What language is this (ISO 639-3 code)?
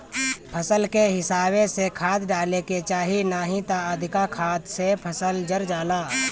bho